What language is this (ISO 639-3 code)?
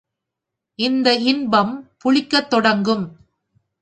tam